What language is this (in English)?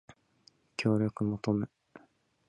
Japanese